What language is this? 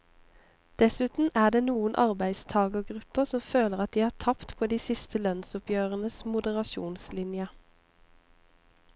Norwegian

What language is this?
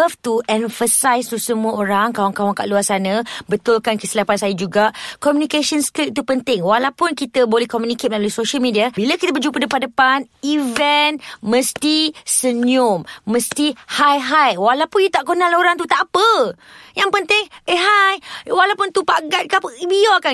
Malay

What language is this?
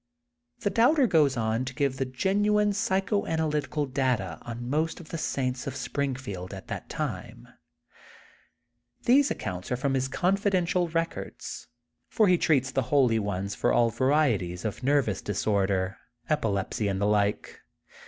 English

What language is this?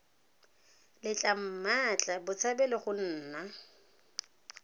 Tswana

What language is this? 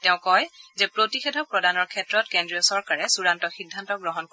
Assamese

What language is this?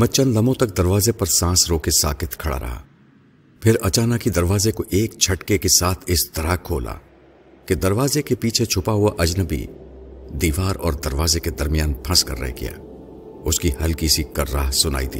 Urdu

